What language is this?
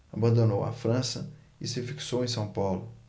Portuguese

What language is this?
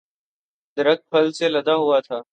Urdu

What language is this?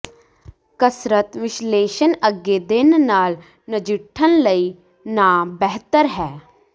Punjabi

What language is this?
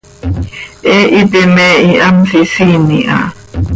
Seri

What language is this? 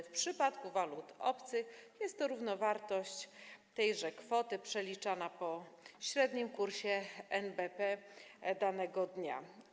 Polish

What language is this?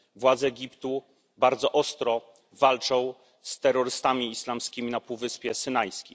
Polish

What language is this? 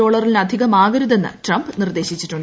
Malayalam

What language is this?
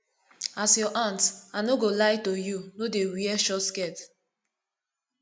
Nigerian Pidgin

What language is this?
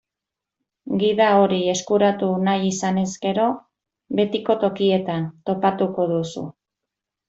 Basque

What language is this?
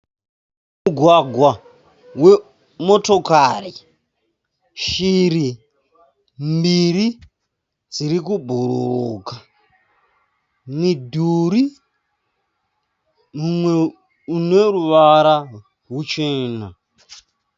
Shona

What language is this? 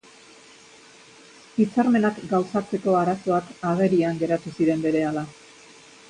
Basque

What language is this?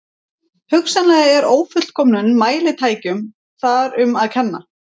Icelandic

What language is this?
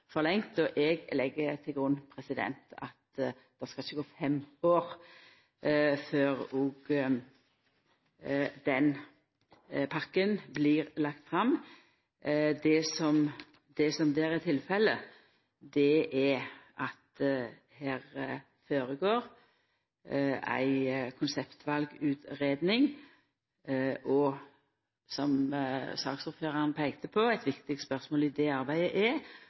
Norwegian Nynorsk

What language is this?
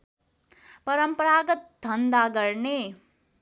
Nepali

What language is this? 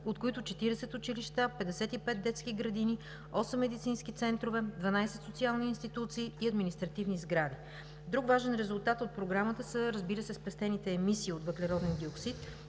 Bulgarian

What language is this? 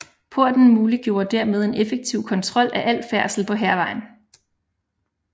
Danish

